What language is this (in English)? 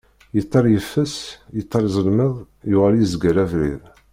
Kabyle